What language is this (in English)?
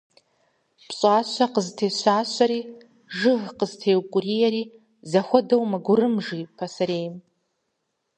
Kabardian